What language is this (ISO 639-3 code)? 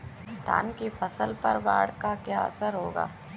hin